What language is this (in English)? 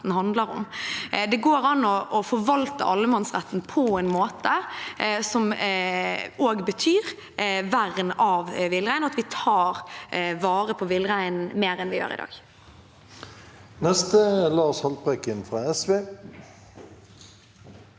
Norwegian